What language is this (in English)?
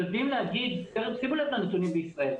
Hebrew